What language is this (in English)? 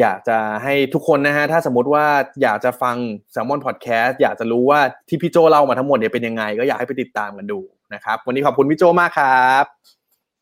Thai